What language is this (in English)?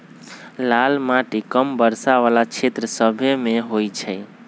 Magahi